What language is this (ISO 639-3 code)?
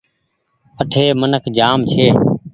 gig